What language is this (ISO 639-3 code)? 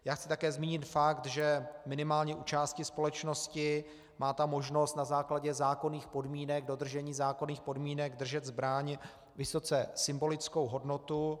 ces